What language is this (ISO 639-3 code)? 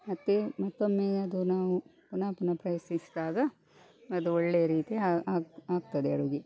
kan